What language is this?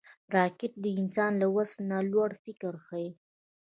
Pashto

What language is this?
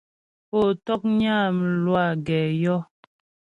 Ghomala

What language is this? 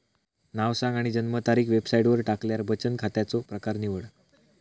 Marathi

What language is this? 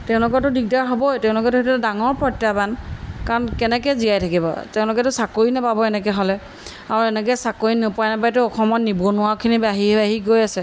Assamese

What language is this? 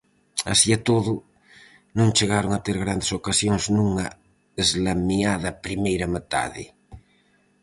Galician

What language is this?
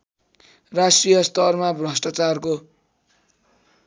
Nepali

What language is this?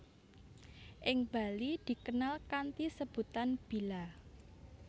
Javanese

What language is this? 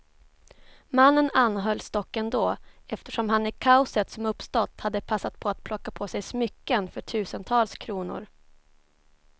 Swedish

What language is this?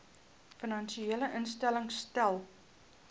Afrikaans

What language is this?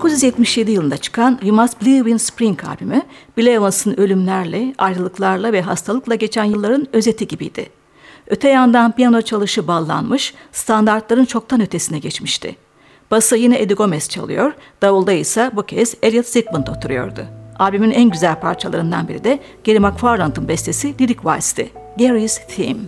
Turkish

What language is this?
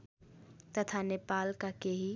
Nepali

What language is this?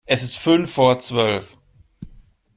German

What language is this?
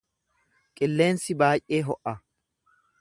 Oromo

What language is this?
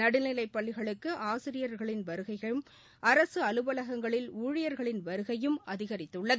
Tamil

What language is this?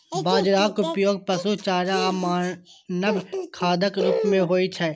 Maithili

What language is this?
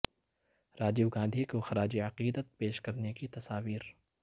Urdu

